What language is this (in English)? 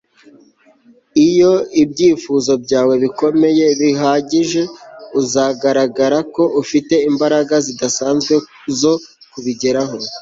Kinyarwanda